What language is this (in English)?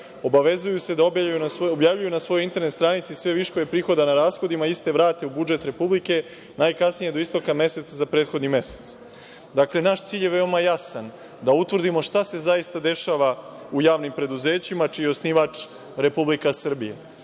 Serbian